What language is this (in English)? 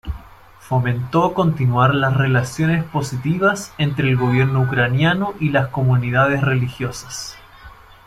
Spanish